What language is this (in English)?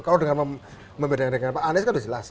Indonesian